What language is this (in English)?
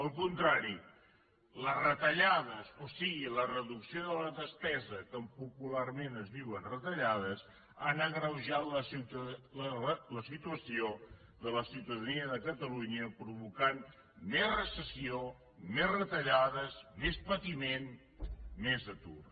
Catalan